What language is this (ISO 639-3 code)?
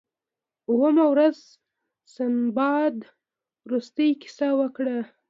pus